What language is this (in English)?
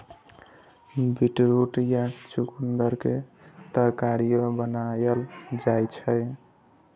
Maithili